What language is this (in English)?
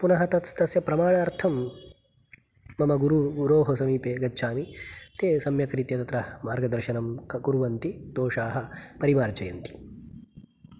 Sanskrit